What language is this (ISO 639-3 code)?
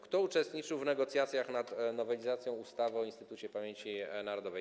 pol